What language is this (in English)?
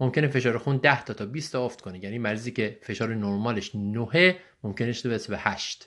Persian